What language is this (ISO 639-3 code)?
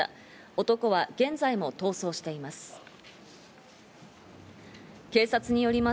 jpn